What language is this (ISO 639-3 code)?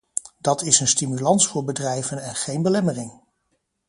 nld